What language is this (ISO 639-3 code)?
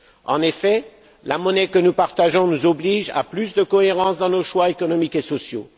fra